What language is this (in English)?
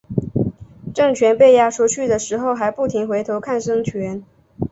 Chinese